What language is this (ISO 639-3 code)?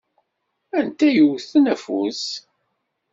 kab